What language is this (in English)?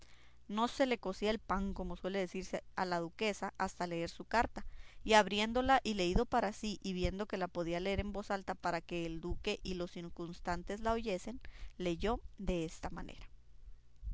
Spanish